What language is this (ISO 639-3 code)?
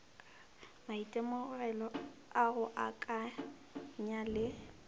nso